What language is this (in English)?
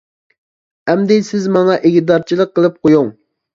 Uyghur